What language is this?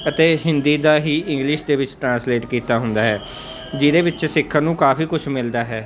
Punjabi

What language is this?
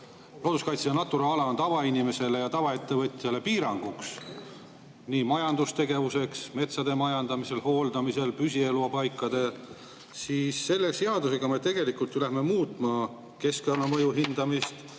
Estonian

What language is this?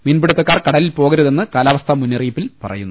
Malayalam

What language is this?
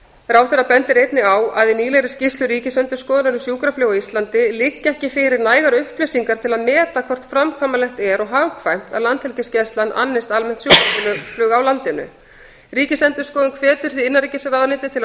Icelandic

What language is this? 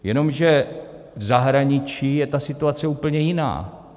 Czech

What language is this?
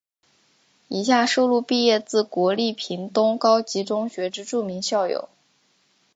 Chinese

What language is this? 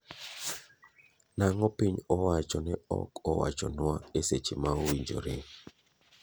Luo (Kenya and Tanzania)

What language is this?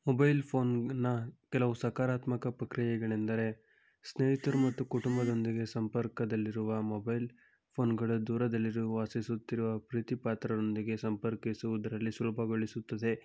Kannada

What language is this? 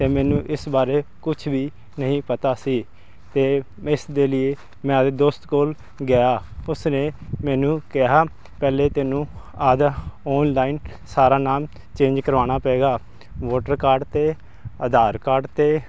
Punjabi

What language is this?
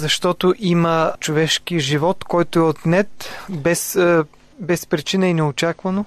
Bulgarian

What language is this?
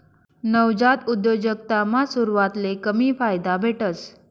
Marathi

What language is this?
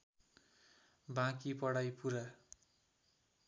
Nepali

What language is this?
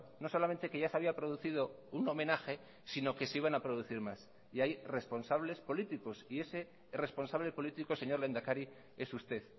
Spanish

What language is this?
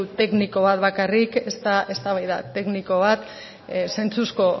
Basque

